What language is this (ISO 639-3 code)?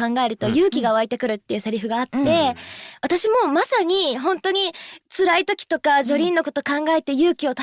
jpn